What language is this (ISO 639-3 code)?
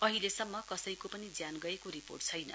nep